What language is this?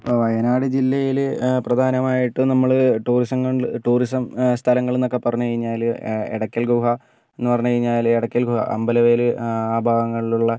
Malayalam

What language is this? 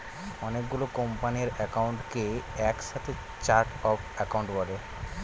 Bangla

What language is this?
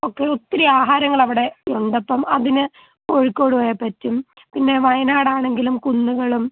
Malayalam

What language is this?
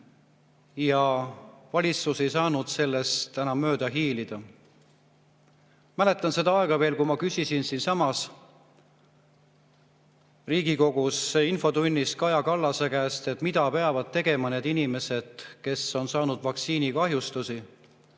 Estonian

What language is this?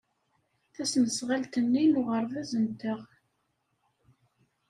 Kabyle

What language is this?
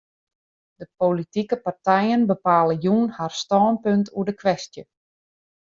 Western Frisian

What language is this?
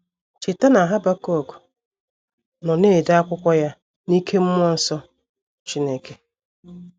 Igbo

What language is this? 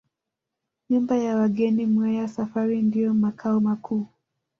Swahili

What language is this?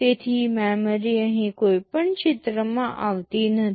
Gujarati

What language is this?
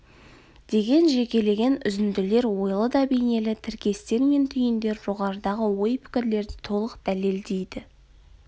Kazakh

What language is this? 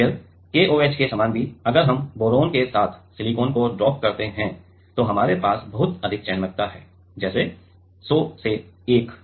Hindi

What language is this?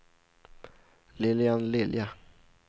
Swedish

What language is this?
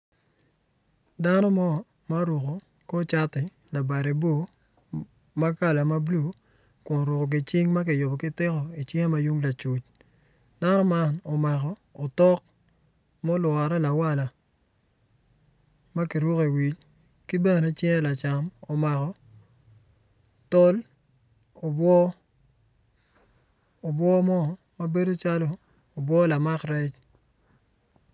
Acoli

